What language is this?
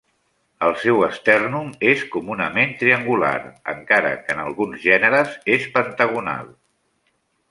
Catalan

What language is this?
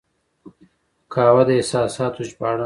Pashto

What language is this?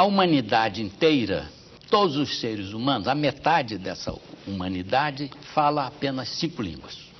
Portuguese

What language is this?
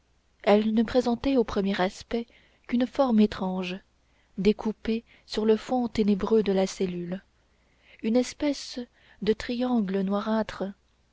French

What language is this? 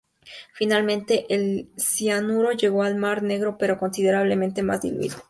Spanish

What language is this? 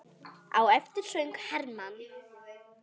Icelandic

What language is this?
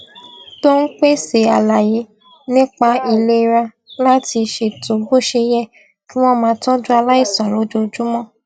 Yoruba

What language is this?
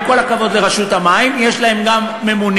Hebrew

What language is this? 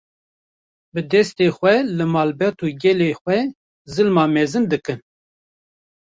Kurdish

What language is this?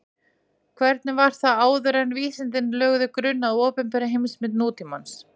Icelandic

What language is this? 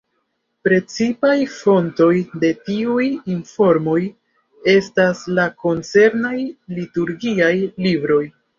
Esperanto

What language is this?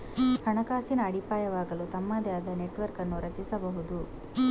Kannada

